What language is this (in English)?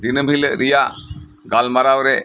Santali